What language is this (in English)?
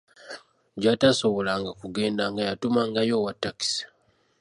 Ganda